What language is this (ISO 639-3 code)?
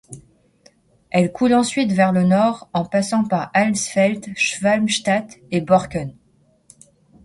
fra